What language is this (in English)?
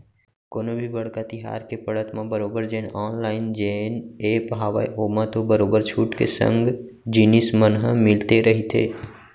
Chhattisgarhi